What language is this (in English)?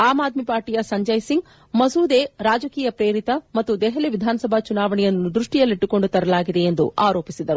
Kannada